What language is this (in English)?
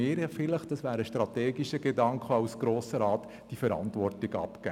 Swiss German